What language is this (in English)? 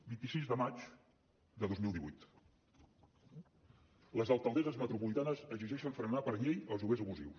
Catalan